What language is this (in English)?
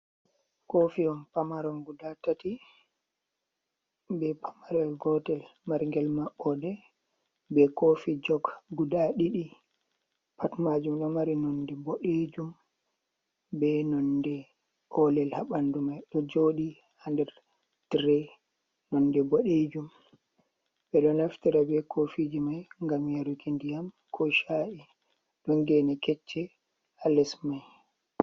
Fula